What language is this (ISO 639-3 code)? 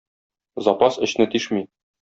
tat